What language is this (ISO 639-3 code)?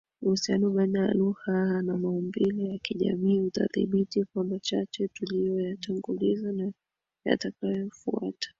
swa